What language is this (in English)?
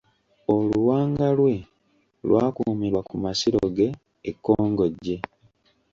Ganda